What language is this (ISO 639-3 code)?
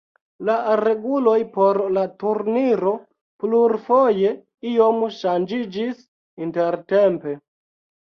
epo